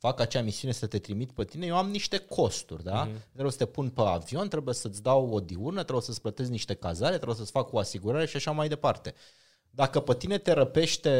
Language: Romanian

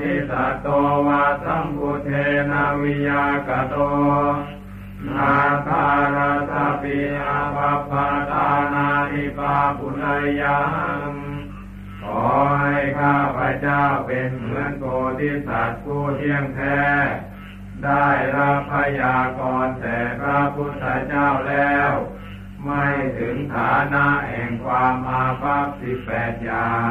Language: Thai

